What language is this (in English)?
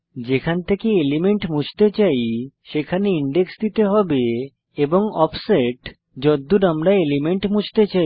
Bangla